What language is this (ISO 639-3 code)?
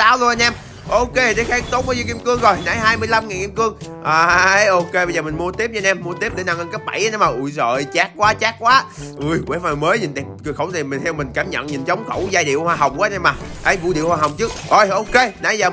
vie